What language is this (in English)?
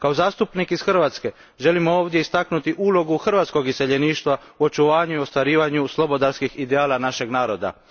Croatian